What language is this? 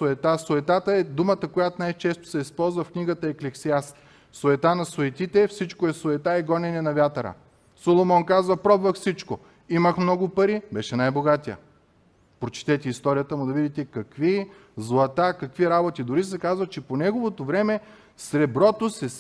Bulgarian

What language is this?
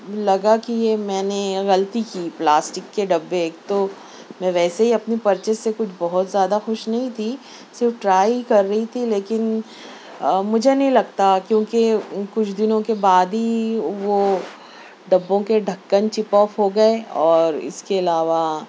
Urdu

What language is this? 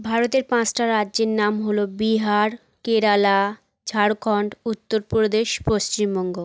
Bangla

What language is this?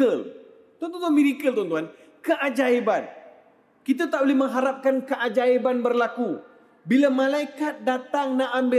Malay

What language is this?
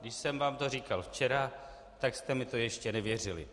Czech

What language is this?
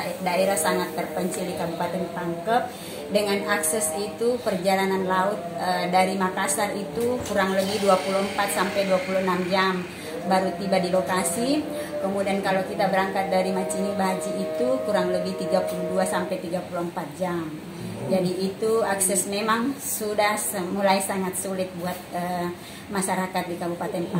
Indonesian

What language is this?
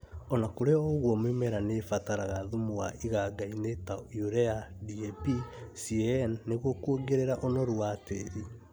Kikuyu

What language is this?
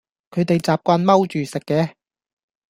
Cantonese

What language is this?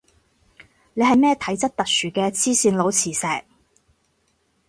Cantonese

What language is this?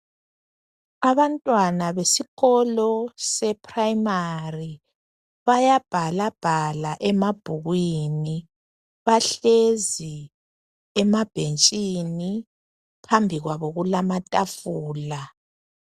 North Ndebele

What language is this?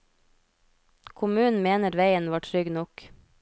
Norwegian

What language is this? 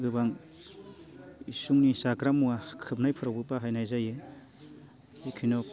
Bodo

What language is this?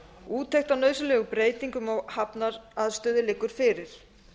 Icelandic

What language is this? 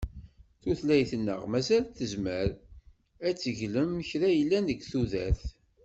Kabyle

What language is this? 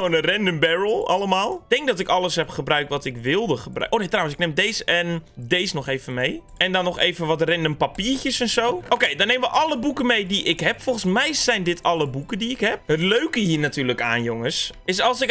Dutch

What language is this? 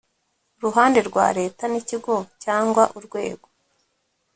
Kinyarwanda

